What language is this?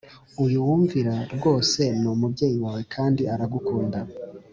Kinyarwanda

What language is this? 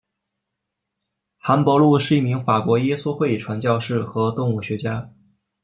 Chinese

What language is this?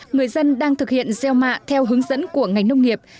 Vietnamese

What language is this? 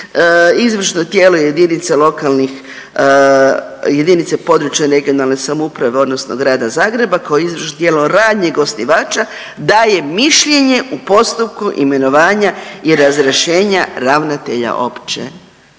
Croatian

